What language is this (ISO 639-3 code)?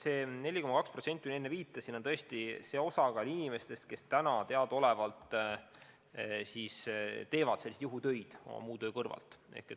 est